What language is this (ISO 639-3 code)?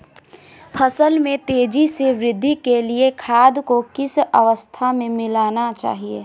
hin